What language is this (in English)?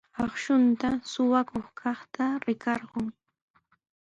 Sihuas Ancash Quechua